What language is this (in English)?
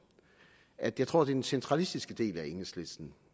Danish